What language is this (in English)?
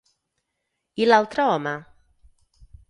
Catalan